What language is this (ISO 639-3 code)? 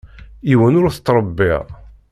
kab